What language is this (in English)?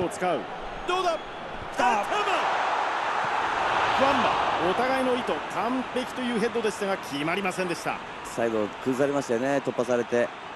Japanese